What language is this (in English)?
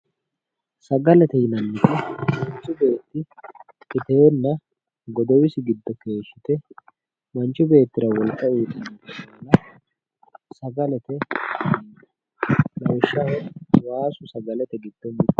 Sidamo